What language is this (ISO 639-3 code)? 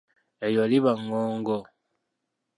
lug